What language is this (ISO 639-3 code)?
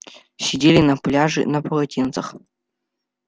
rus